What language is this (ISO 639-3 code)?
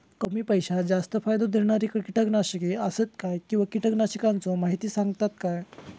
mar